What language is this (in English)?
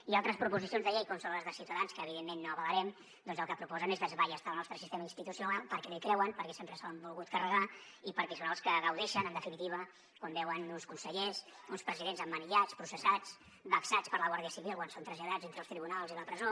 Catalan